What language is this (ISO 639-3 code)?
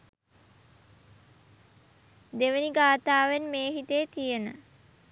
sin